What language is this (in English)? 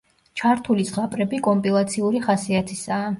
Georgian